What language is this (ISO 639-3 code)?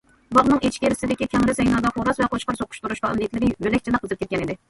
uig